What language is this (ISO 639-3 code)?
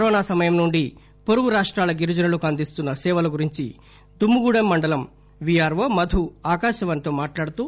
tel